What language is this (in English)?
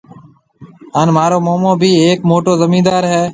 Marwari (Pakistan)